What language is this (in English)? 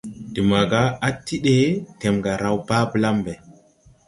Tupuri